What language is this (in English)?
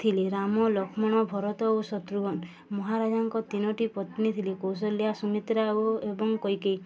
Odia